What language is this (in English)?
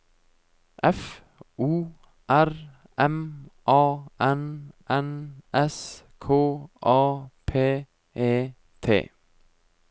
Norwegian